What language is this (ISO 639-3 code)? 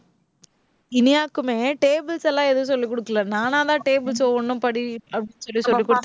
tam